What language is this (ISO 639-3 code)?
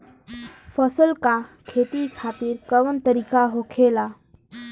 bho